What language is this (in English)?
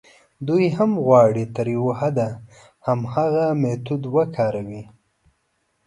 Pashto